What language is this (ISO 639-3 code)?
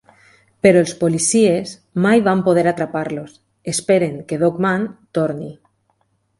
cat